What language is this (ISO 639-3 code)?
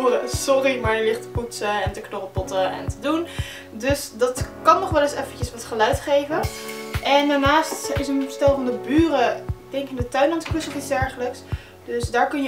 nld